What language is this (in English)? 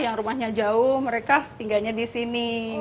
Indonesian